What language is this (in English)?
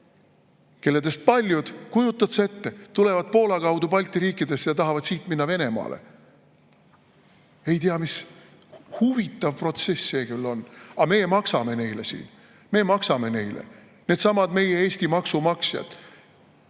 Estonian